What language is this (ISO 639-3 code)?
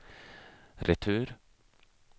swe